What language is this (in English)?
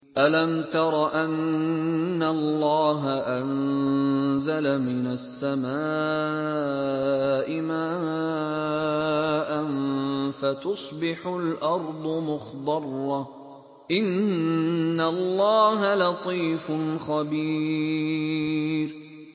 Arabic